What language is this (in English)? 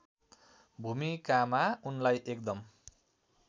Nepali